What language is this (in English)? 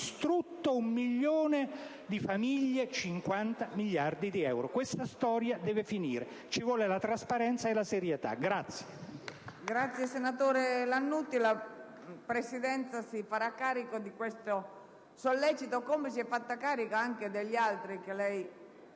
Italian